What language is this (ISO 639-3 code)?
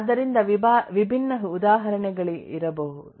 kan